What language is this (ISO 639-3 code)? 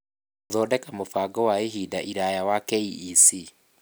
kik